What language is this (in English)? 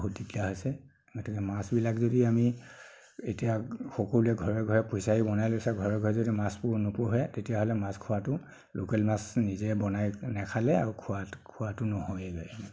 Assamese